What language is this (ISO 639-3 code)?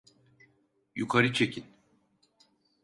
tur